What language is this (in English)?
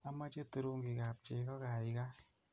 Kalenjin